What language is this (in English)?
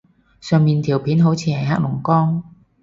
Cantonese